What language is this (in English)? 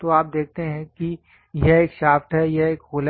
Hindi